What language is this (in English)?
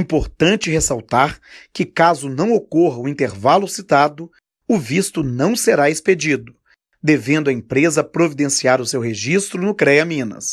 Portuguese